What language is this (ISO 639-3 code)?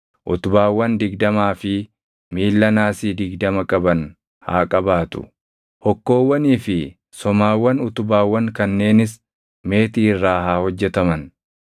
orm